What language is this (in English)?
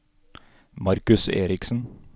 Norwegian